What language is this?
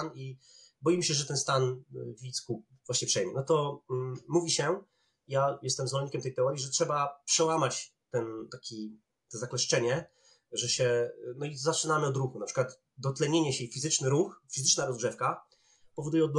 Polish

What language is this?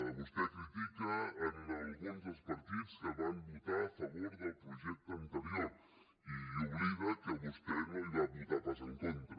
Catalan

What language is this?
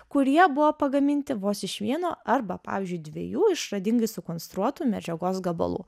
Lithuanian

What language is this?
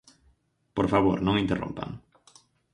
Galician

